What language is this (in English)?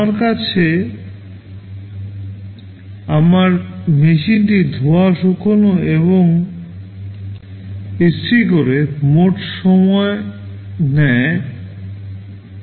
Bangla